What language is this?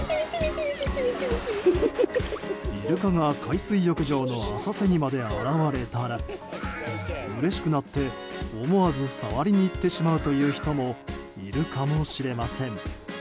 Japanese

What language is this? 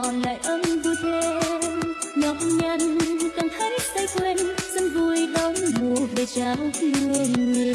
Vietnamese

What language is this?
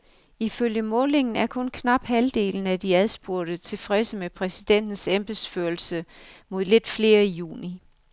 Danish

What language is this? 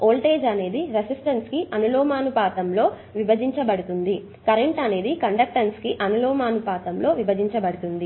Telugu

